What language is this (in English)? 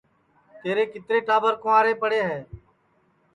Sansi